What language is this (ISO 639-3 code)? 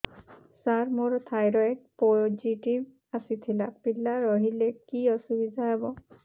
ori